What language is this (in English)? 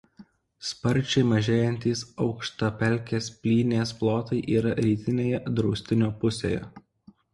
Lithuanian